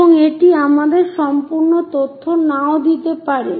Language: Bangla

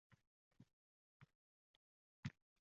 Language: Uzbek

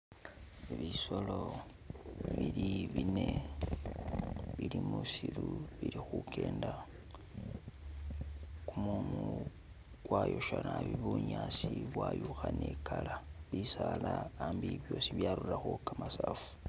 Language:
Masaaba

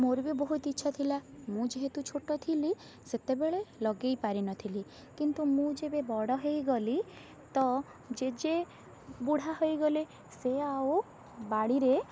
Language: Odia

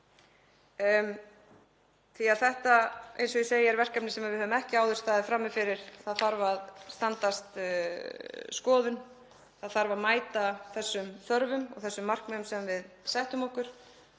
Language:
Icelandic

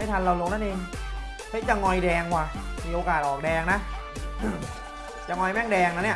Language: Thai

